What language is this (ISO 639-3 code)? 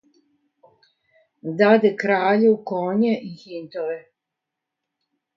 srp